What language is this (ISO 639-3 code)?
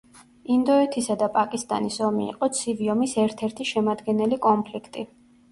kat